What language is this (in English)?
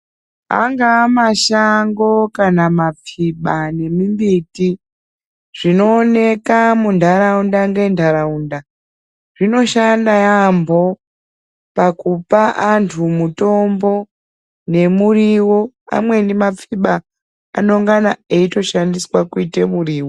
Ndau